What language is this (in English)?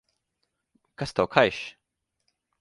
Latvian